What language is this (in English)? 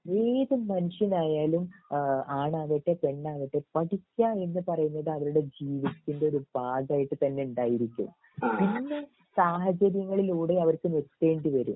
Malayalam